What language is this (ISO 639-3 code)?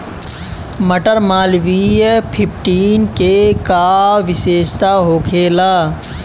bho